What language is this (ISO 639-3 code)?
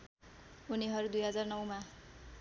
nep